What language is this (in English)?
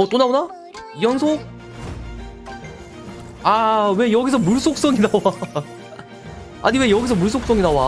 Korean